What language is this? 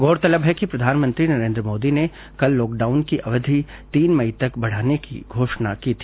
Hindi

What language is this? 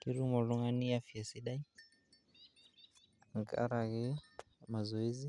Masai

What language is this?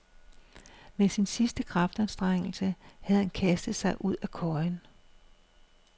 Danish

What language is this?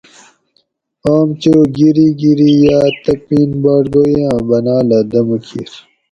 Gawri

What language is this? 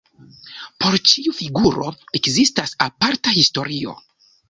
Esperanto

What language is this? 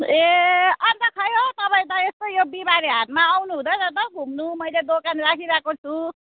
Nepali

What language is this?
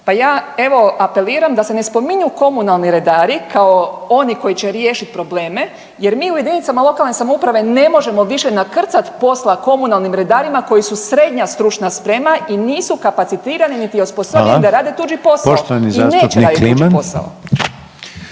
Croatian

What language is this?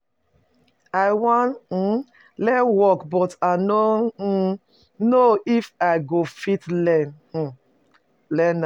Nigerian Pidgin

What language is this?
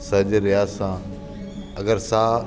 Sindhi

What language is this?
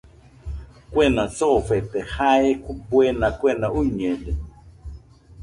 Nüpode Huitoto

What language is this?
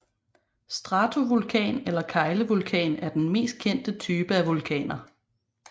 Danish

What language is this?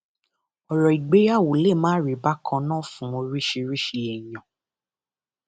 Yoruba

